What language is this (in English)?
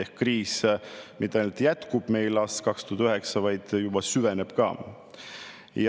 Estonian